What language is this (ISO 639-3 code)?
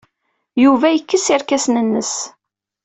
kab